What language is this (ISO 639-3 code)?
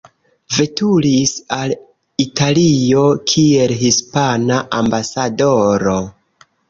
epo